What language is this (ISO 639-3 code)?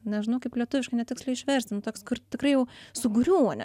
lit